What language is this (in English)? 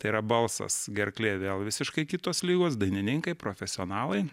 Lithuanian